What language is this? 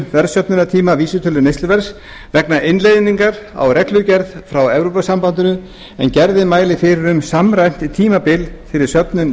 Icelandic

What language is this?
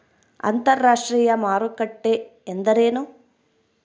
Kannada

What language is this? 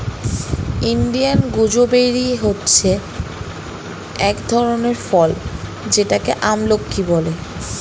Bangla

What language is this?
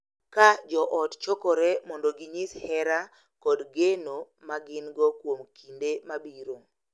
Luo (Kenya and Tanzania)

